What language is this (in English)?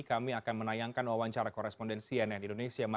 Indonesian